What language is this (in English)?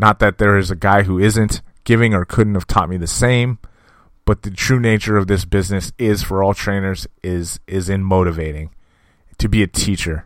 English